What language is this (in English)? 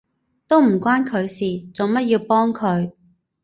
Cantonese